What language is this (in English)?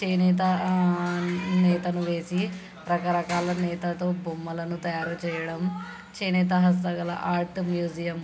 Telugu